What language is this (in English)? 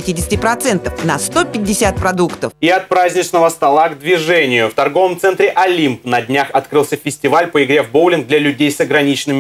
Russian